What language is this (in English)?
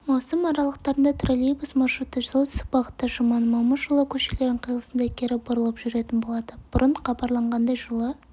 Kazakh